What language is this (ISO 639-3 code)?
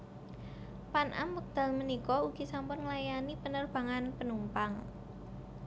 jav